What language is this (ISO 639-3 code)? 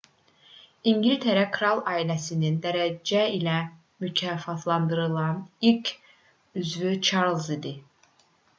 aze